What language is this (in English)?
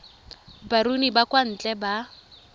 Tswana